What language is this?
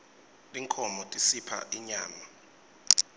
Swati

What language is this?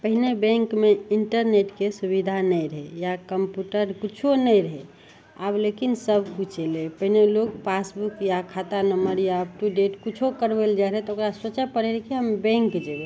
Maithili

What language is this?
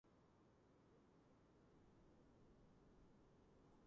Georgian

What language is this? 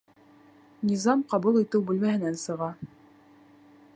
Bashkir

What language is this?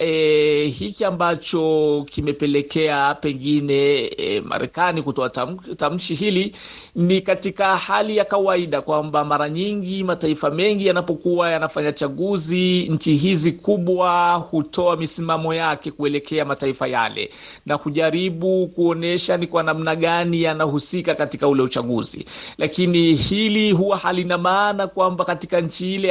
Swahili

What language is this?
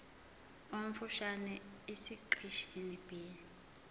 Zulu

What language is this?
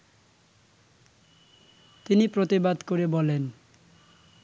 Bangla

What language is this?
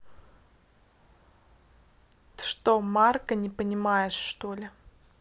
Russian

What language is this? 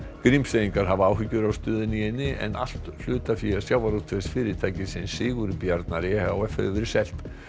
Icelandic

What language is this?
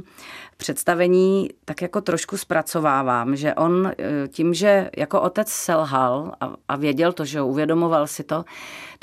Czech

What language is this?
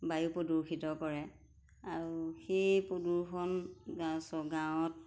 Assamese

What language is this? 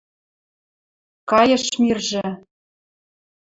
Western Mari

